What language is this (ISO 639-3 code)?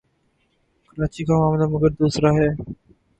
urd